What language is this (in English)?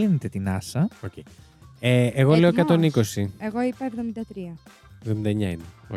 Greek